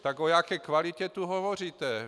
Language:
Czech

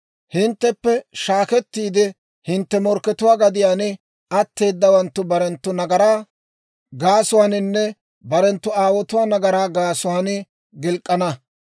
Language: Dawro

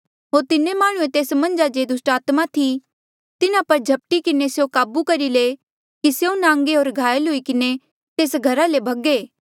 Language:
Mandeali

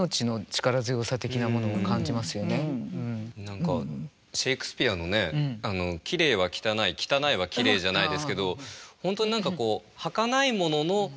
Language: Japanese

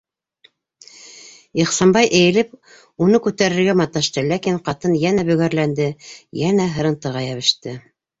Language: Bashkir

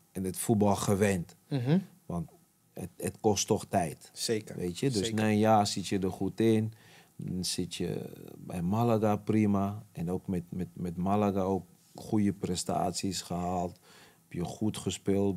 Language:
Dutch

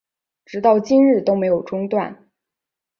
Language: Chinese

